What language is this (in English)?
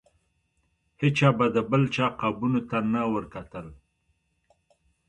Pashto